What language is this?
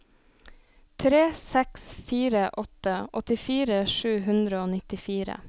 Norwegian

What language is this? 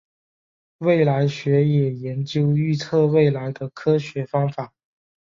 Chinese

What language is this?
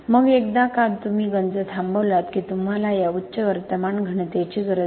Marathi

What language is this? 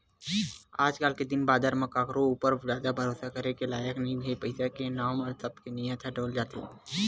Chhattisgarhi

